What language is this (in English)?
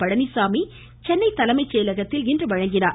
Tamil